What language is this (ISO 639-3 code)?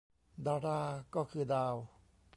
tha